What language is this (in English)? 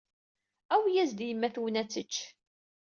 Kabyle